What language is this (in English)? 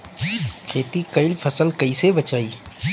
Bhojpuri